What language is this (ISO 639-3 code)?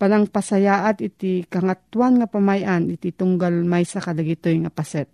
fil